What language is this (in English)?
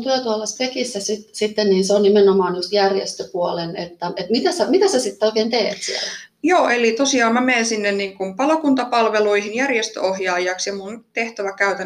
Finnish